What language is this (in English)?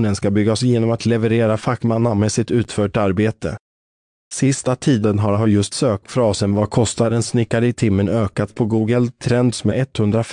Swedish